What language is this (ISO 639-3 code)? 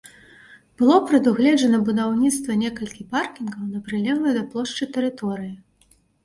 bel